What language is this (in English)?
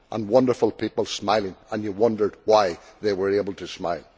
English